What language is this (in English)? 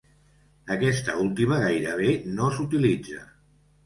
Catalan